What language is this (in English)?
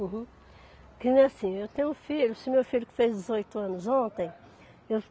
Portuguese